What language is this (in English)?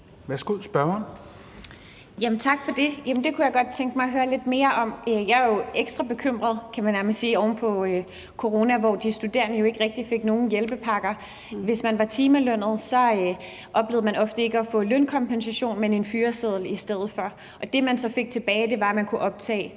Danish